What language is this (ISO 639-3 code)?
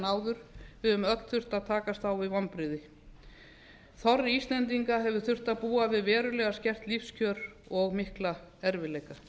isl